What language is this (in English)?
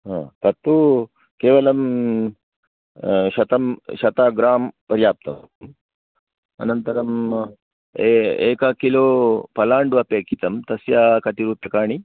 Sanskrit